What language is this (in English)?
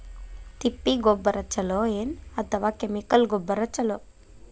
Kannada